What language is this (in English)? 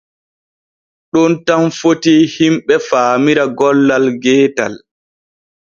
Borgu Fulfulde